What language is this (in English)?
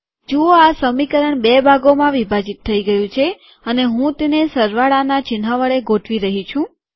Gujarati